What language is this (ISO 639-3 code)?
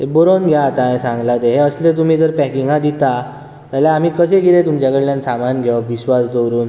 kok